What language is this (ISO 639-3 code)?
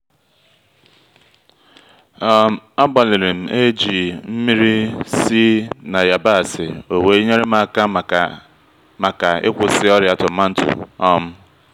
ibo